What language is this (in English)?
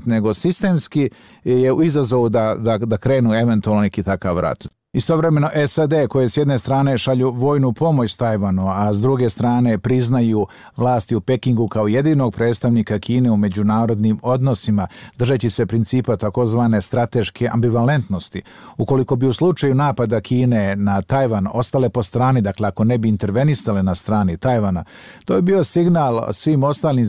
Croatian